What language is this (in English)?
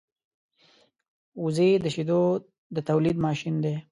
Pashto